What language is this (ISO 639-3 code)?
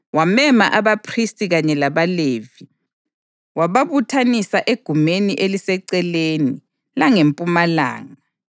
nde